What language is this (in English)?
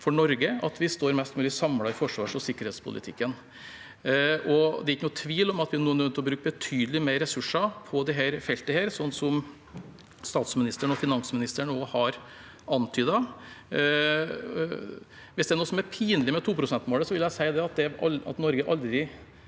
Norwegian